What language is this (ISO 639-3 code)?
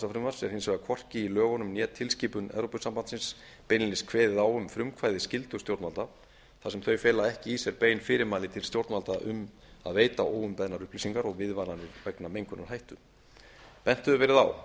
isl